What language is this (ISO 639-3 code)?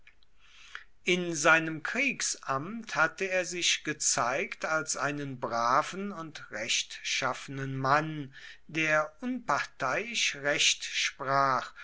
deu